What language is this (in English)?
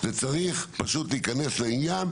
Hebrew